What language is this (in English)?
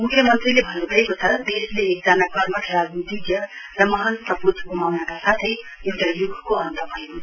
Nepali